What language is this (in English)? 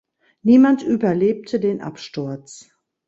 German